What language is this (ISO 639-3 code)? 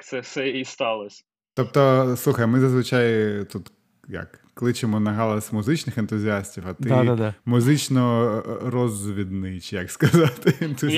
ukr